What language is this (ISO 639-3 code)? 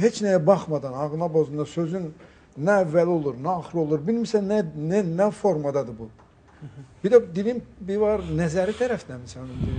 tur